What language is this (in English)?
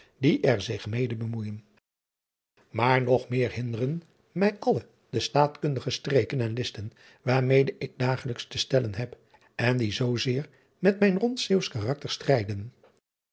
Dutch